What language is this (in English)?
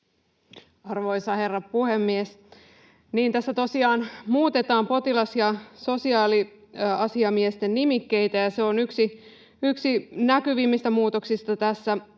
Finnish